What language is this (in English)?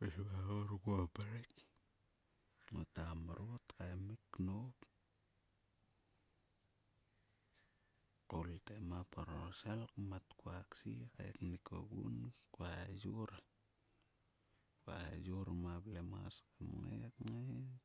Sulka